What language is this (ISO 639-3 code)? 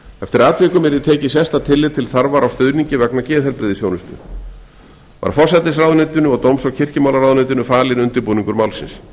isl